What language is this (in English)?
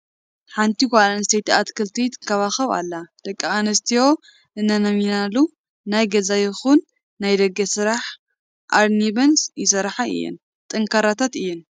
Tigrinya